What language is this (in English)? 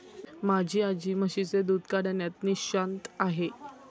Marathi